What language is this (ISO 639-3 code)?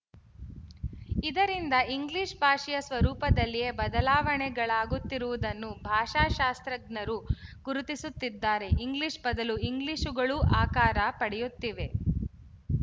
kan